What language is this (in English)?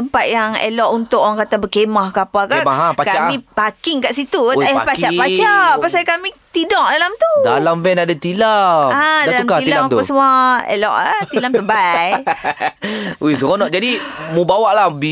Malay